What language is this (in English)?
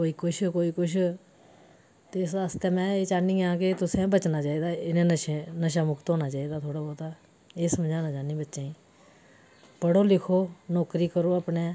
Dogri